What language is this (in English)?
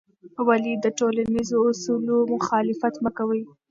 Pashto